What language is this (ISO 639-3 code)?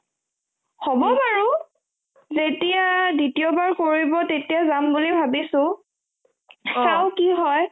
asm